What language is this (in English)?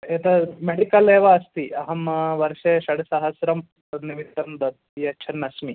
Sanskrit